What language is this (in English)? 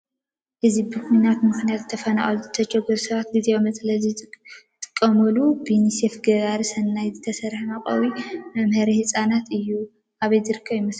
Tigrinya